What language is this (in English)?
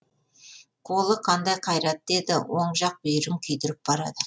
Kazakh